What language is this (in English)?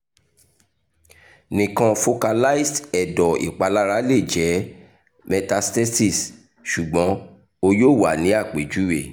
Yoruba